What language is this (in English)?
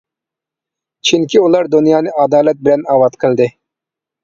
Uyghur